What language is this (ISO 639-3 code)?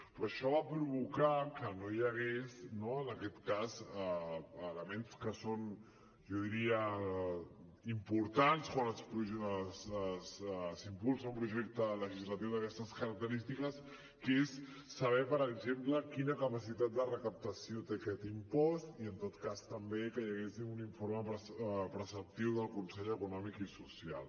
cat